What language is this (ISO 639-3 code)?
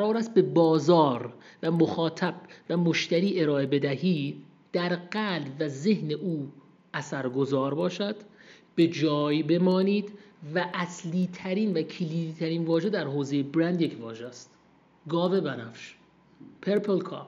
fas